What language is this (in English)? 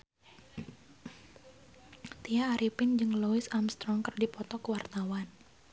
Sundanese